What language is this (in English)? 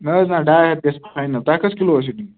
Kashmiri